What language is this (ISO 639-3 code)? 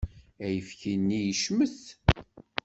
kab